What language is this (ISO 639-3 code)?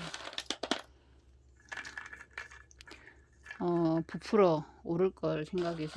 kor